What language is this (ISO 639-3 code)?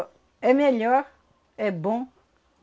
por